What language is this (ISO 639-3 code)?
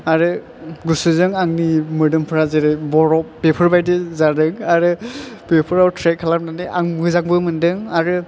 brx